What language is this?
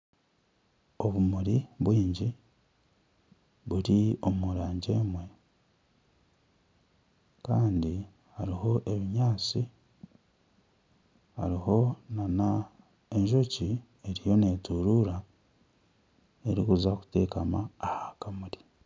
Nyankole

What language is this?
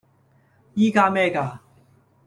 Cantonese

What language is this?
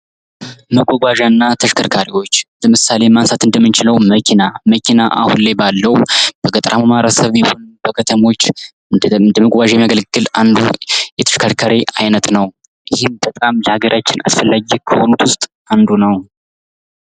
Amharic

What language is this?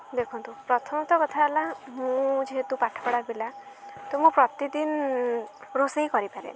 Odia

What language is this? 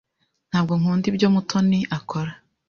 Kinyarwanda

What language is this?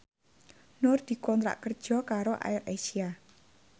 Javanese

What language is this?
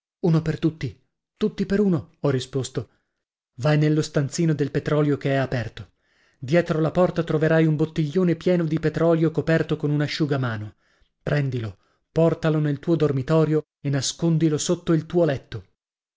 Italian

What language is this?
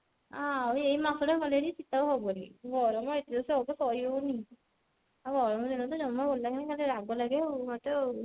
Odia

